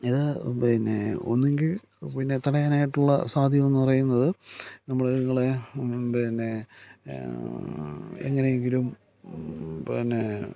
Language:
Malayalam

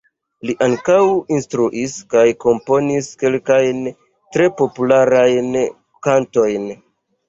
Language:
Esperanto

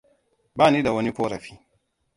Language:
Hausa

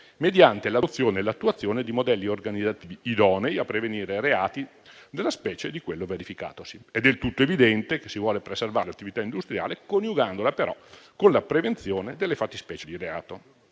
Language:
Italian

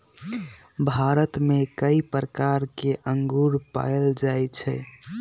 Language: Magahi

